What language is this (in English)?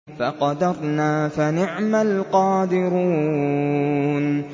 Arabic